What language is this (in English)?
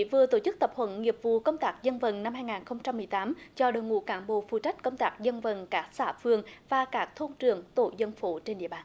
Vietnamese